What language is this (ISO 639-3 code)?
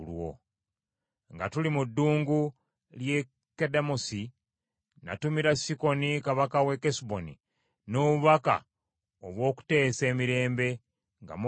lug